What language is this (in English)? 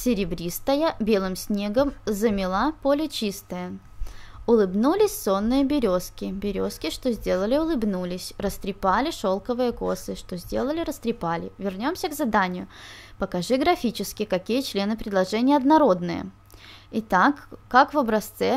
Russian